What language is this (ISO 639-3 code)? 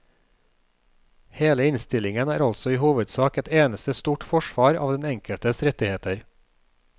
nor